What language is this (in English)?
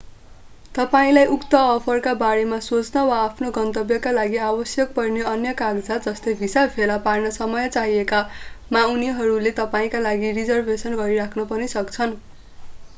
Nepali